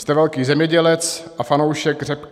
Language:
Czech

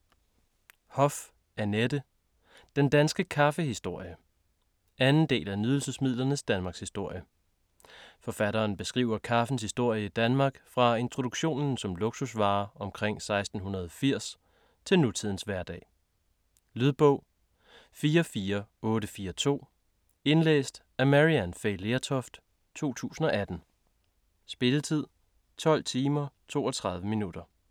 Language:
Danish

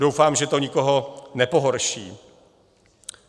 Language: Czech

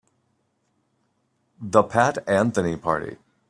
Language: English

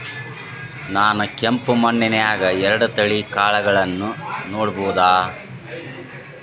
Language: Kannada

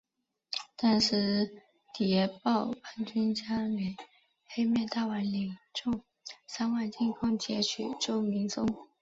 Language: Chinese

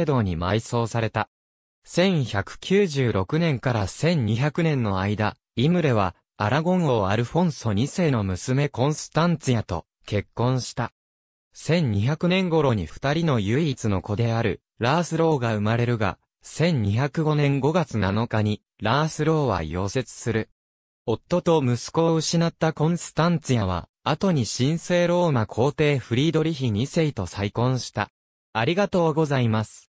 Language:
Japanese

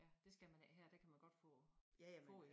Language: Danish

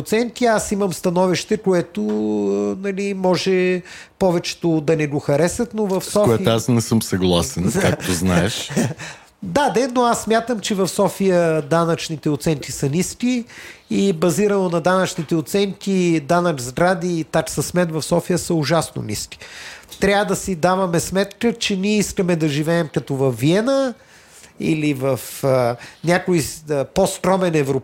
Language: Bulgarian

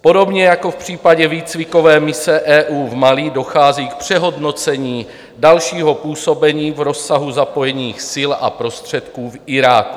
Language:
Czech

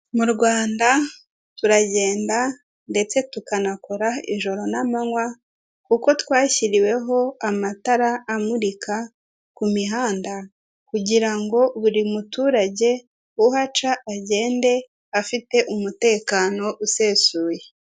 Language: Kinyarwanda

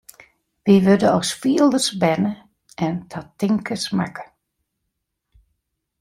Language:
Western Frisian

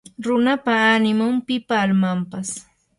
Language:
Yanahuanca Pasco Quechua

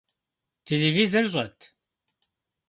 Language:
Kabardian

